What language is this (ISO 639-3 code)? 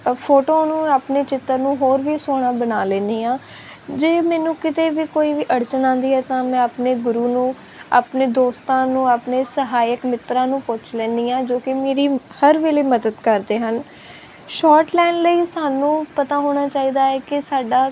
pan